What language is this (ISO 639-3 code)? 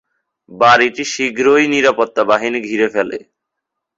ben